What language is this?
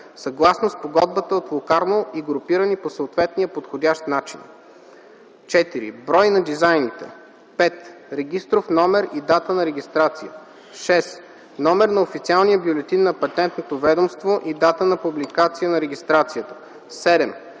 Bulgarian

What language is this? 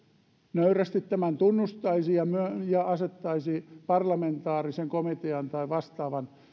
Finnish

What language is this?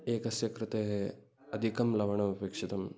Sanskrit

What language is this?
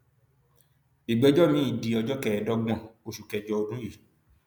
Yoruba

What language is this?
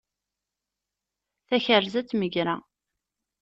Kabyle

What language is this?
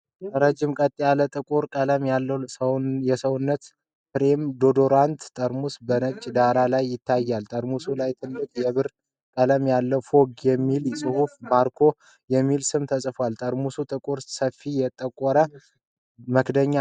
Amharic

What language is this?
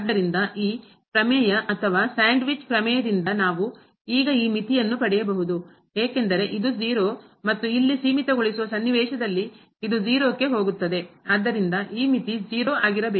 Kannada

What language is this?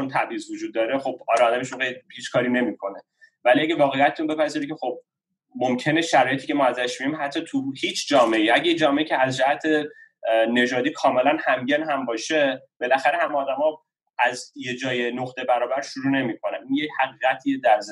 Persian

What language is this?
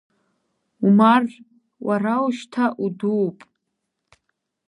Abkhazian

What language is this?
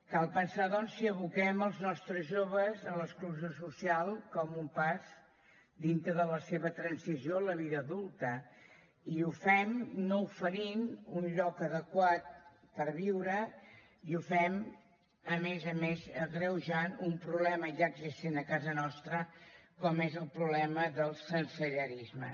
Catalan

